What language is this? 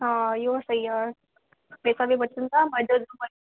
Sindhi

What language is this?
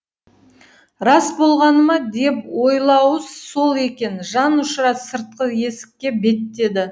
Kazakh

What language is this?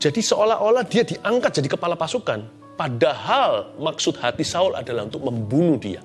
Indonesian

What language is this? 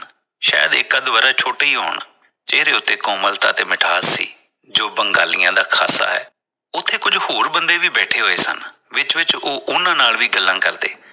Punjabi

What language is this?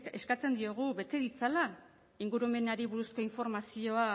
Basque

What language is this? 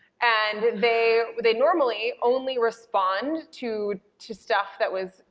English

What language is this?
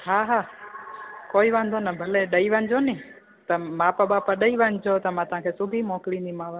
Sindhi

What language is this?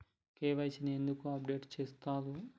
Telugu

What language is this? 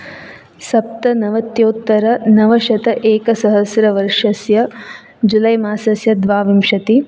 Sanskrit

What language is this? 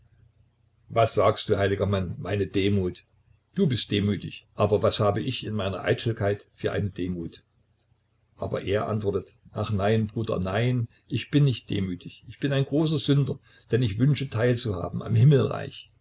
German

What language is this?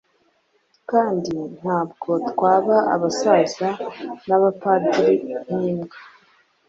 Kinyarwanda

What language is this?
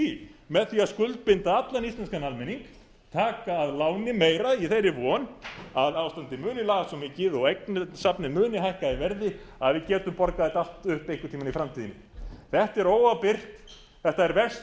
Icelandic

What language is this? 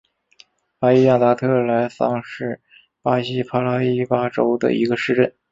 Chinese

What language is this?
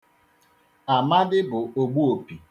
Igbo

